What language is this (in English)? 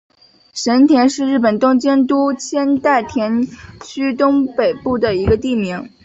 Chinese